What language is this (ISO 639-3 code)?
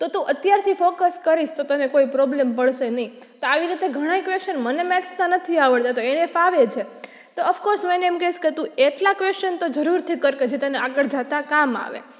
guj